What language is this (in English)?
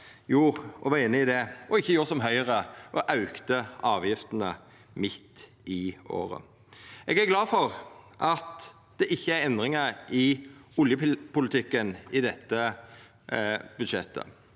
Norwegian